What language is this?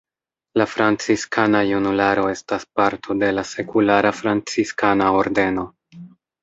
Esperanto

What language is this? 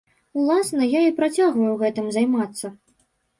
Belarusian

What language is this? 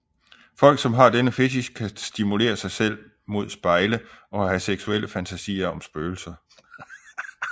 Danish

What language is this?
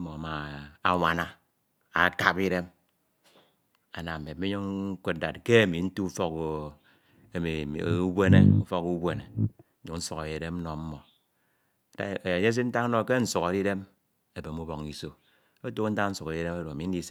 Ito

